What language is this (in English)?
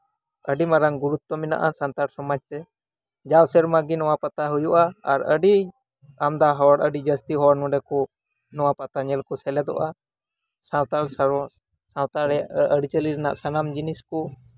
Santali